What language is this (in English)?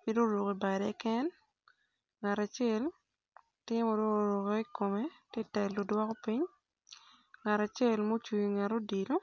Acoli